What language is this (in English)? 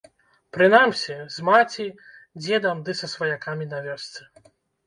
Belarusian